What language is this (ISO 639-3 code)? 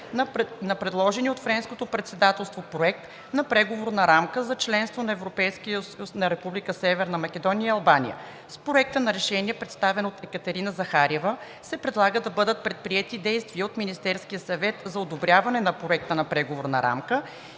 bul